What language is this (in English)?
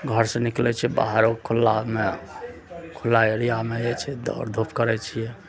Maithili